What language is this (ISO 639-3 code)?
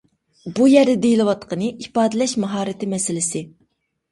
uig